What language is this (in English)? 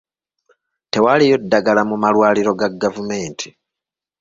Ganda